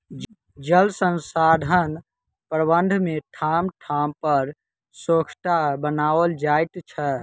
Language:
Maithili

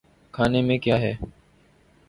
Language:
Urdu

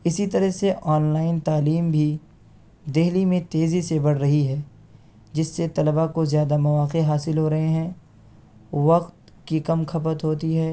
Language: Urdu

